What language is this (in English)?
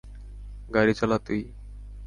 Bangla